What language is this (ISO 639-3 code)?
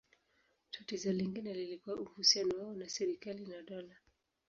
swa